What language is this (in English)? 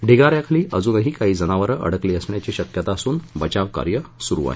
Marathi